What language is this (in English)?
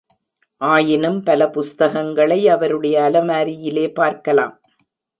Tamil